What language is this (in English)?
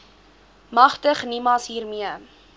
Afrikaans